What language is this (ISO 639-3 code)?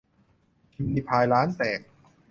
tha